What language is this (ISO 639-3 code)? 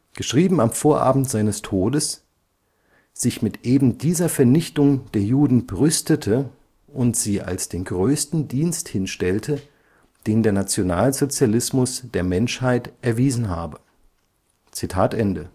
deu